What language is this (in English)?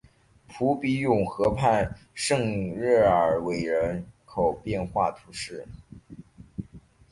Chinese